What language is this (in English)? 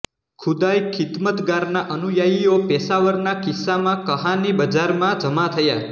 Gujarati